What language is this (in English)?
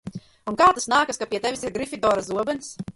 Latvian